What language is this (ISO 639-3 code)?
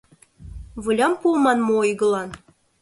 chm